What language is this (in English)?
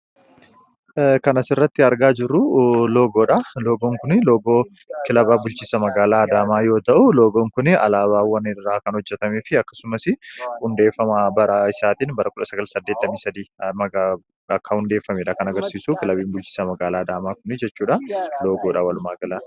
Oromo